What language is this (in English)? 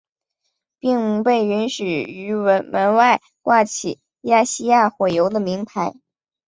Chinese